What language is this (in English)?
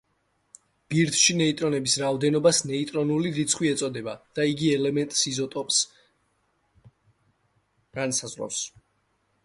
Georgian